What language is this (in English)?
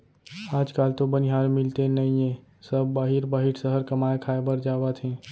Chhattisgarhi